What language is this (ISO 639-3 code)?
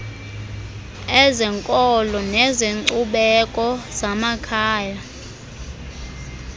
xho